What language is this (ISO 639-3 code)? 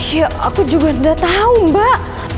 ind